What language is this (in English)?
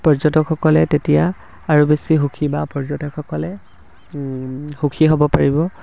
Assamese